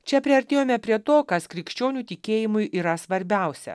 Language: Lithuanian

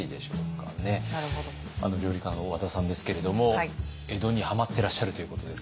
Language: Japanese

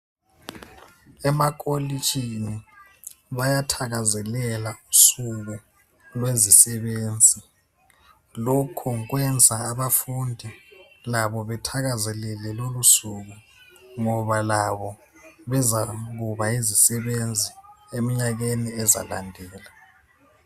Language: North Ndebele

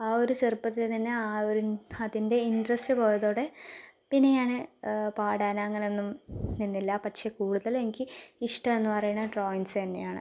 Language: Malayalam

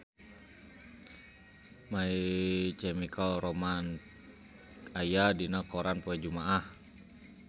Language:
Sundanese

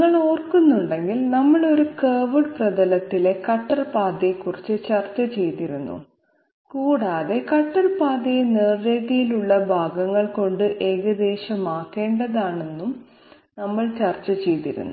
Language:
Malayalam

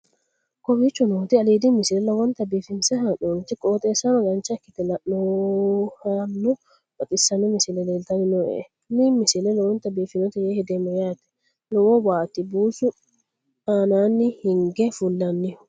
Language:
Sidamo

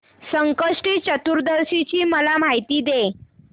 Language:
Marathi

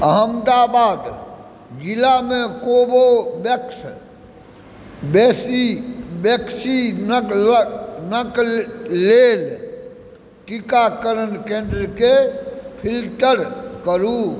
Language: Maithili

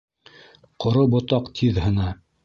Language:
Bashkir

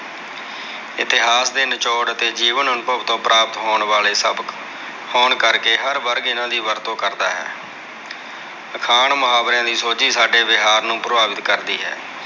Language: Punjabi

